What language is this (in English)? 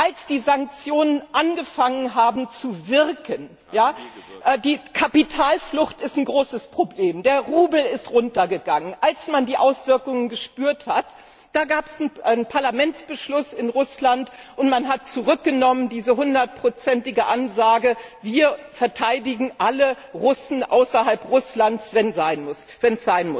German